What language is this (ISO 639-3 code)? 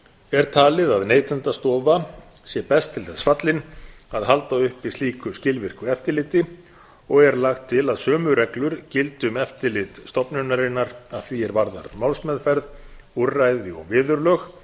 isl